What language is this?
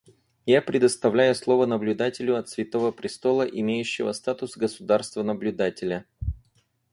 Russian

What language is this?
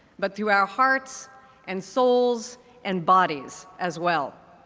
English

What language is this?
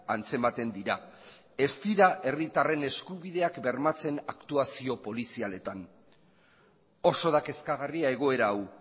Basque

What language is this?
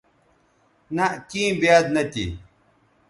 Bateri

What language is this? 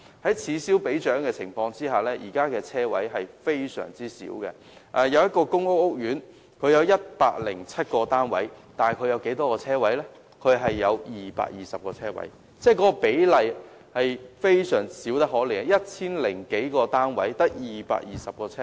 Cantonese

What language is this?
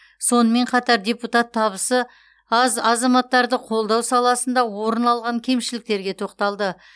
Kazakh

